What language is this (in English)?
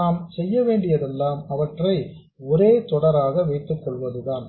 Tamil